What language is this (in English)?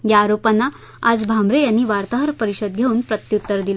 Marathi